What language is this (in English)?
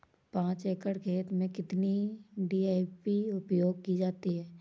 Hindi